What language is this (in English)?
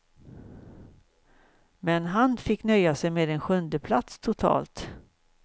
Swedish